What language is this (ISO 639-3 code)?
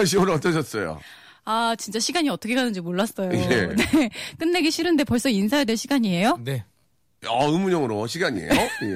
kor